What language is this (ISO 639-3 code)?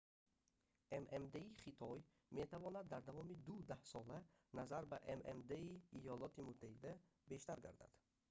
tgk